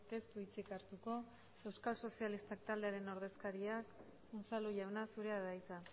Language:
Basque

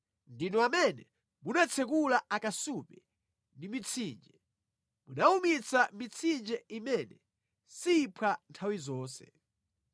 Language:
Nyanja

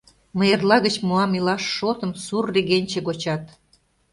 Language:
Mari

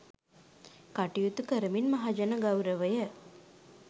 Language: Sinhala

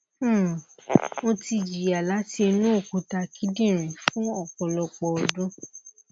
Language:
Yoruba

